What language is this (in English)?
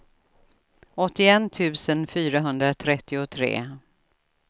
Swedish